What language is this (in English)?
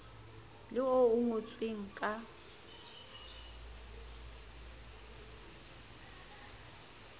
Southern Sotho